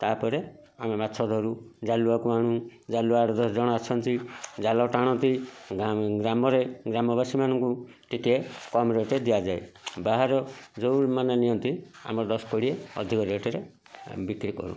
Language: Odia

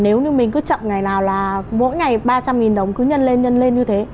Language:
Vietnamese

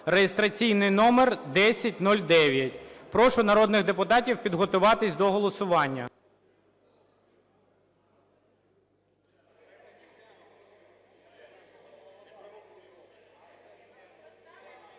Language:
Ukrainian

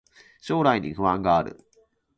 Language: Japanese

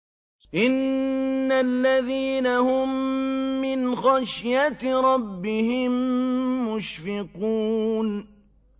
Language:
Arabic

